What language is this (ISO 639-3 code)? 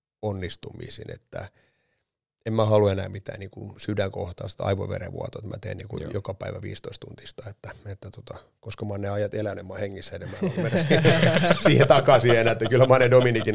fin